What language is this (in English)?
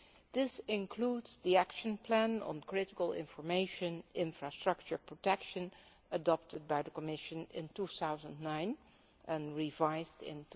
English